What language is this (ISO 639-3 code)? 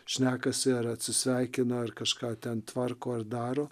lit